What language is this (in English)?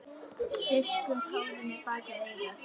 Icelandic